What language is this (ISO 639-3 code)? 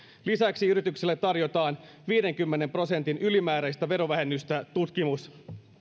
fin